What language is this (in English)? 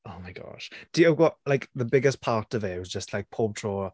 Welsh